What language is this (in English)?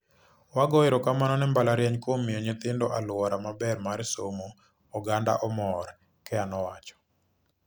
Luo (Kenya and Tanzania)